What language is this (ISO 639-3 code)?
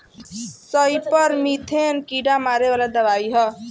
bho